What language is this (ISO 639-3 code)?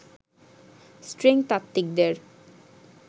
ben